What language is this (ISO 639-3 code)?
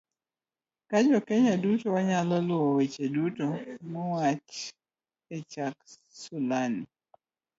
luo